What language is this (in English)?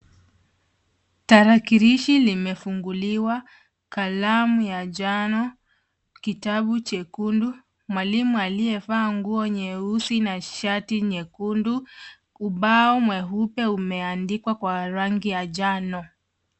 Swahili